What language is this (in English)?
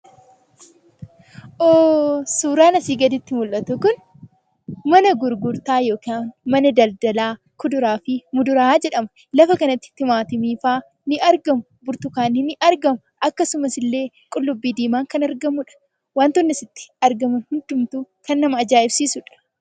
Oromo